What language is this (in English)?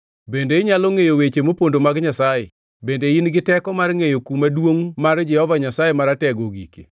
Luo (Kenya and Tanzania)